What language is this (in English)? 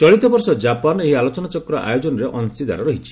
Odia